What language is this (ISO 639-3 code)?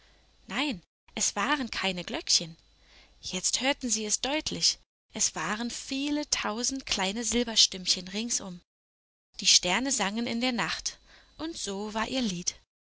deu